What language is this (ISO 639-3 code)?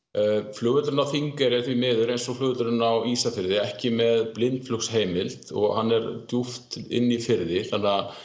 isl